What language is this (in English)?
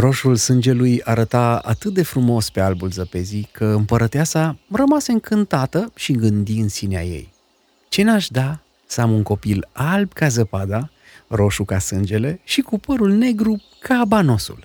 Romanian